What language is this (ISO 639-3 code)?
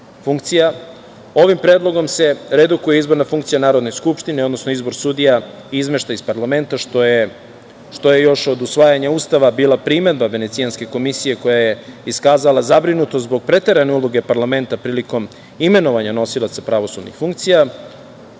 srp